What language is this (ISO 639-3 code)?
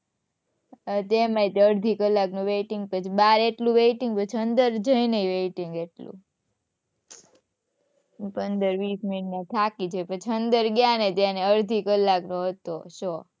guj